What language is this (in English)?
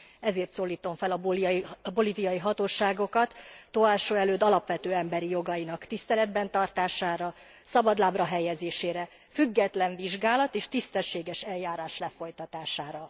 Hungarian